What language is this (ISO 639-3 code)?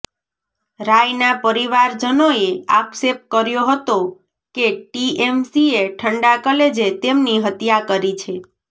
guj